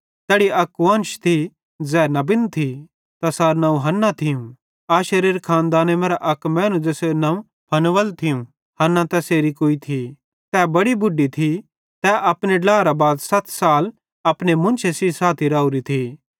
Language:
Bhadrawahi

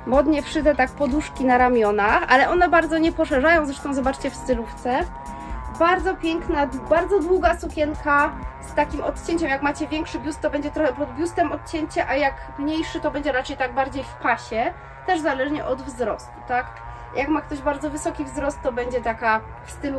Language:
Polish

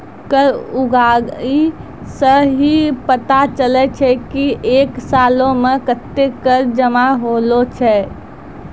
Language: Maithili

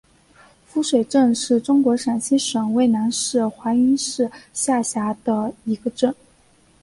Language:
Chinese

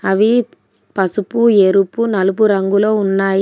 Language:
Telugu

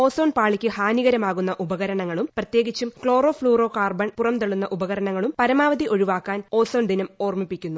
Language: Malayalam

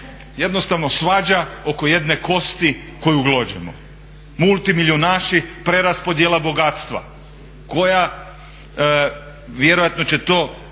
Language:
Croatian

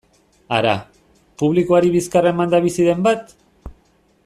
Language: Basque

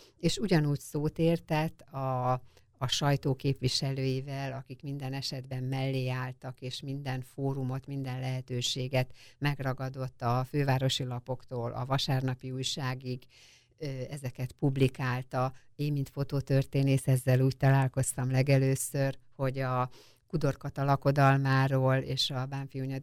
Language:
Hungarian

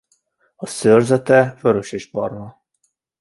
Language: Hungarian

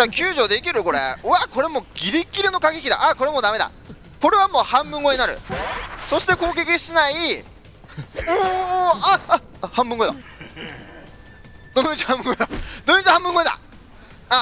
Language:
Japanese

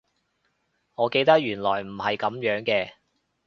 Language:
Cantonese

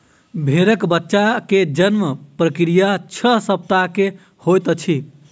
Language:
Maithili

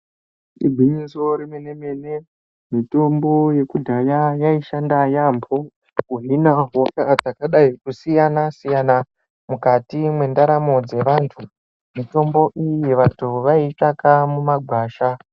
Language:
Ndau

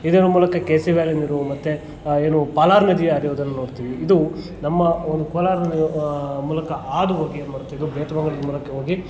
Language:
Kannada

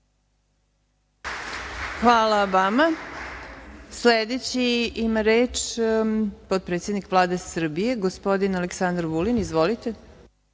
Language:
Serbian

